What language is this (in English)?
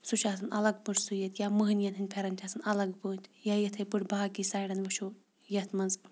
Kashmiri